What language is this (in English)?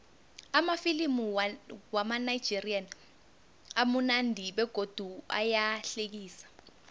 South Ndebele